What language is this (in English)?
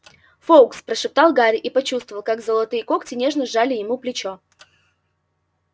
Russian